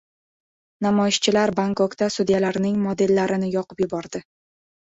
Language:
Uzbek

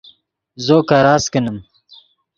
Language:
Yidgha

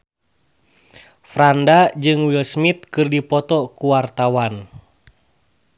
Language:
Sundanese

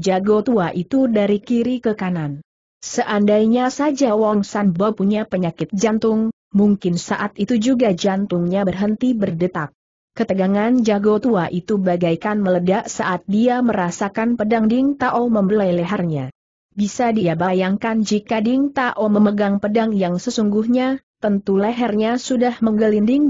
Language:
Indonesian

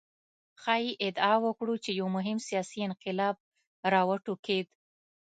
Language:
Pashto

